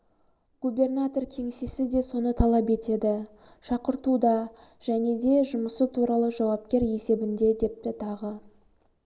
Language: Kazakh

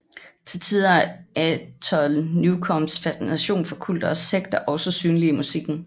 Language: Danish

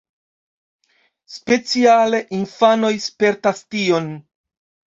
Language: Esperanto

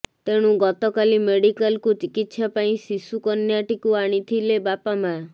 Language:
Odia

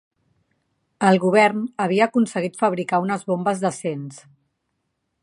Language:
Catalan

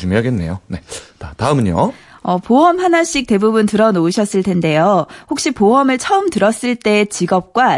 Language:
Korean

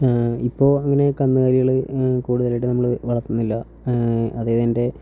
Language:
Malayalam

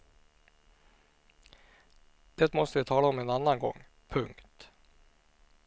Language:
Swedish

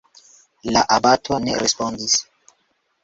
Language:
Esperanto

